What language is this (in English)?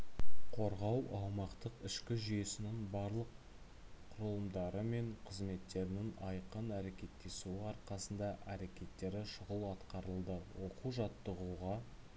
Kazakh